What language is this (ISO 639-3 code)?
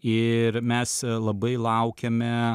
lit